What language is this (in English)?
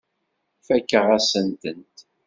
Kabyle